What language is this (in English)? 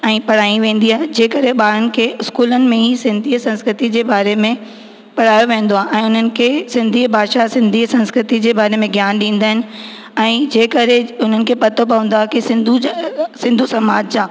Sindhi